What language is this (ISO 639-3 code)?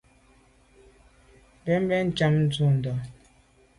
byv